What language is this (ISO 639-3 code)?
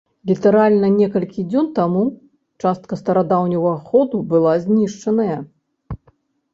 bel